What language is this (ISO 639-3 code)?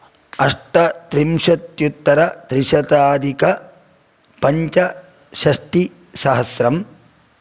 san